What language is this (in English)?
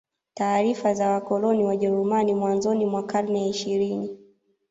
Swahili